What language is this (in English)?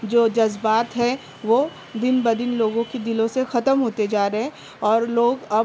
Urdu